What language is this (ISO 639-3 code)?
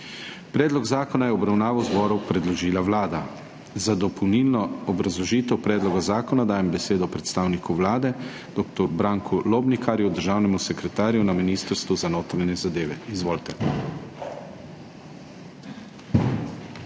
slv